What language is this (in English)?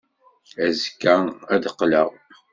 Kabyle